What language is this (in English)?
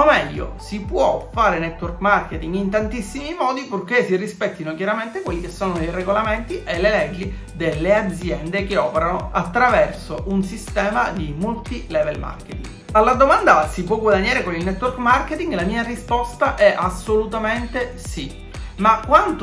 Italian